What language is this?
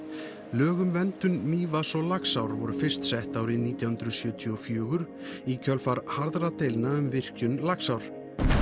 Icelandic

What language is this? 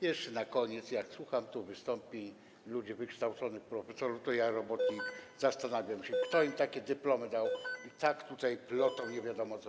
Polish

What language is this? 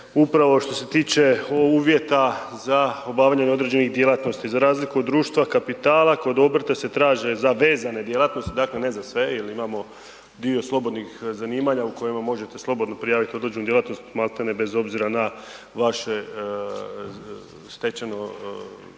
Croatian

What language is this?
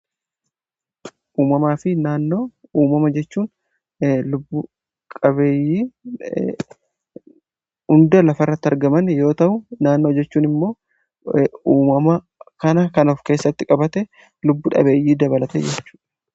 Oromo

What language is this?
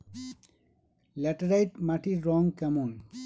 Bangla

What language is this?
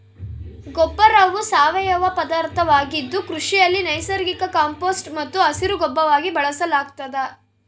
Kannada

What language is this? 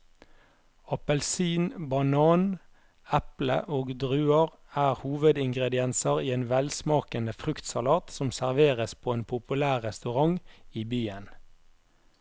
Norwegian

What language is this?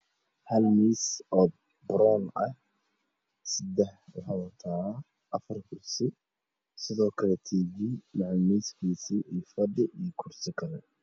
Somali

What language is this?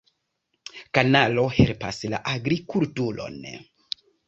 Esperanto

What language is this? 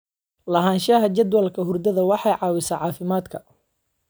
Somali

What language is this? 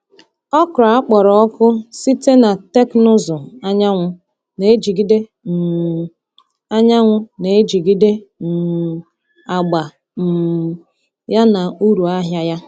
Igbo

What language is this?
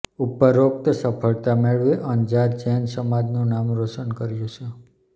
Gujarati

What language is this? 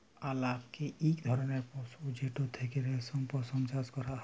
Bangla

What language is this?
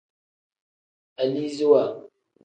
Tem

